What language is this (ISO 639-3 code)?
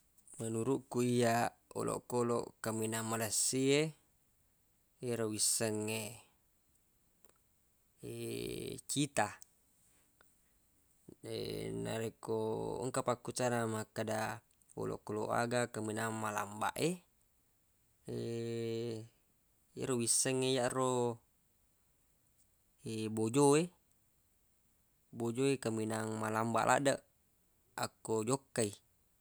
bug